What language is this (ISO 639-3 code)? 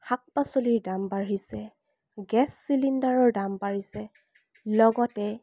asm